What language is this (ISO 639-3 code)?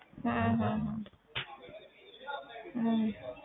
pan